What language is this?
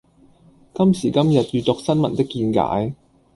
Cantonese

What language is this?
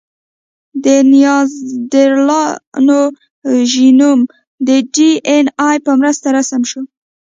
Pashto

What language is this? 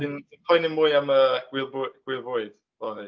Welsh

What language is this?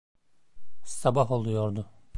Turkish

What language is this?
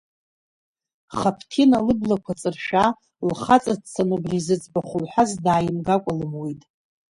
Abkhazian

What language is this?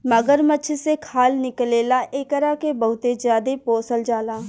Bhojpuri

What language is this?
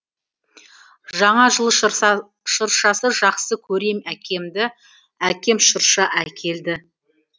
Kazakh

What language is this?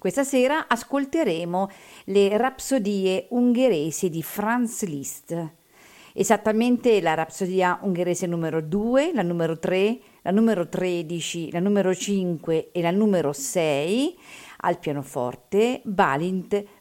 Italian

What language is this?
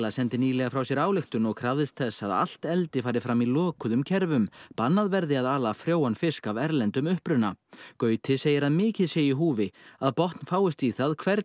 Icelandic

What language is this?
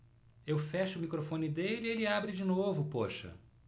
Portuguese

